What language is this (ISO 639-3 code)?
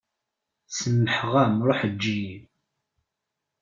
kab